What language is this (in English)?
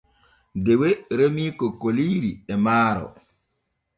Borgu Fulfulde